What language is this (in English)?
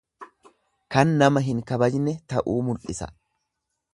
Oromo